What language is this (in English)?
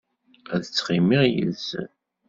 Kabyle